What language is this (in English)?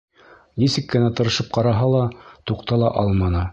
Bashkir